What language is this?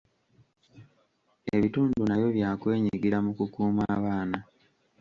Ganda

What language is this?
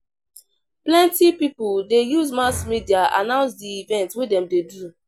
Nigerian Pidgin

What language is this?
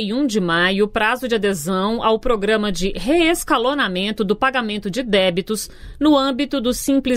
Portuguese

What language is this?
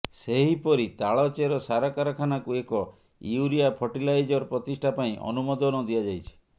Odia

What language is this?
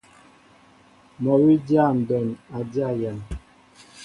Mbo (Cameroon)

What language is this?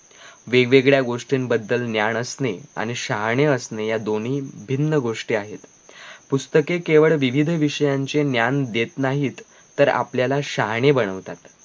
Marathi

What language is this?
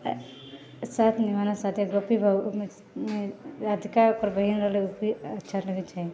Maithili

